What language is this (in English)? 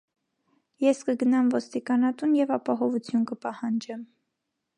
Armenian